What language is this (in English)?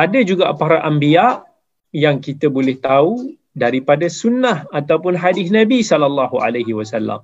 Malay